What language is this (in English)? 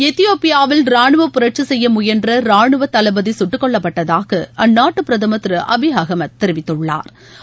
Tamil